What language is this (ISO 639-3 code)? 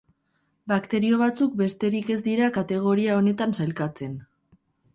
eus